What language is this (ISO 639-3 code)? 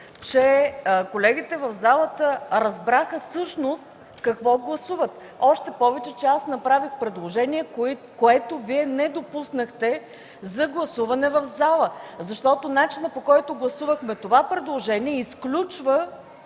bul